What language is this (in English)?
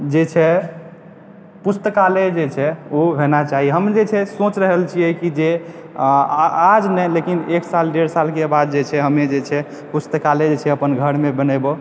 Maithili